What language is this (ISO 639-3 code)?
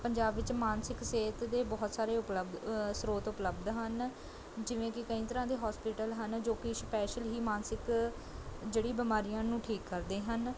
pan